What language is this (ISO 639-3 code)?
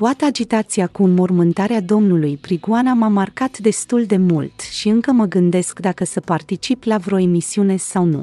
ron